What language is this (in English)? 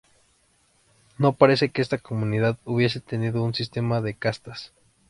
Spanish